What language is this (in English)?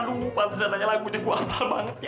Indonesian